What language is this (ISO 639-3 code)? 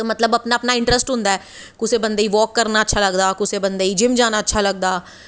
doi